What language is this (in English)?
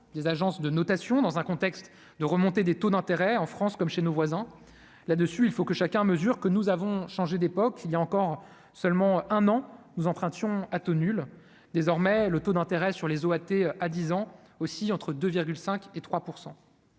French